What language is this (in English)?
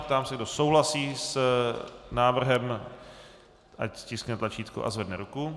Czech